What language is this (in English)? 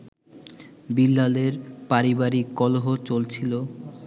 Bangla